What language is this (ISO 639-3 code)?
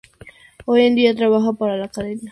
spa